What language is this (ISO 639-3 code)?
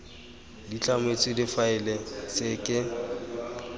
tsn